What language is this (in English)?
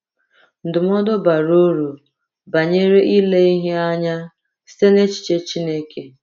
Igbo